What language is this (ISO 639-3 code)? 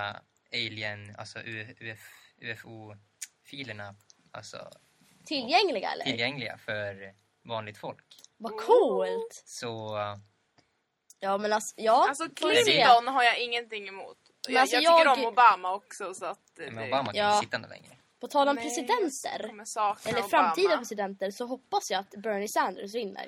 swe